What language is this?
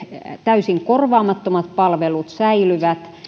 Finnish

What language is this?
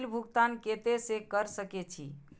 Maithili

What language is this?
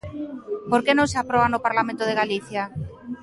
Galician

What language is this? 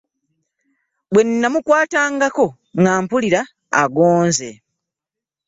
Ganda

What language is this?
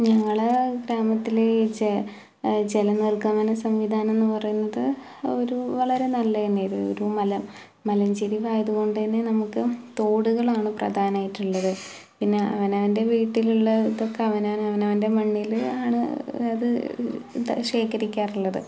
Malayalam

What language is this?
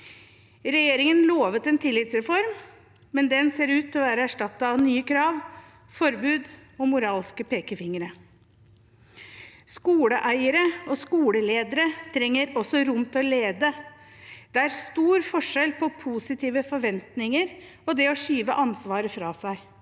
Norwegian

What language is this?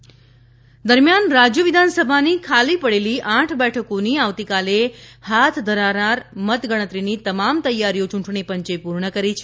Gujarati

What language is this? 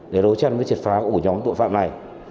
Vietnamese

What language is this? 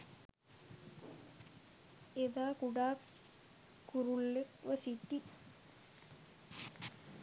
Sinhala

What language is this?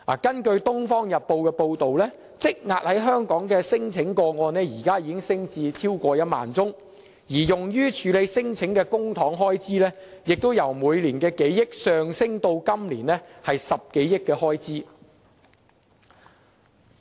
Cantonese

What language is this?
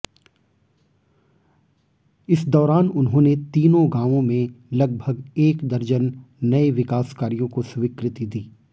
Hindi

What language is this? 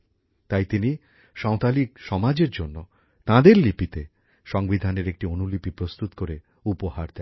Bangla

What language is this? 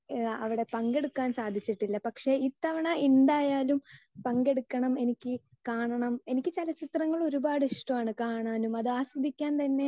Malayalam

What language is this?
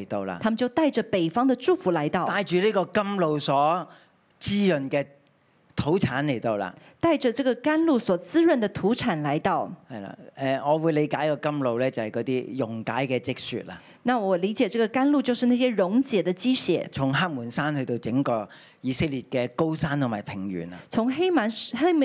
Chinese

